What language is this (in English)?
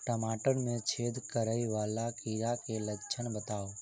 Maithili